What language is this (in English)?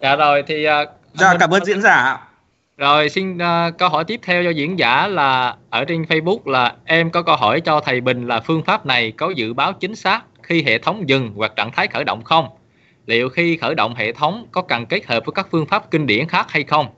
Vietnamese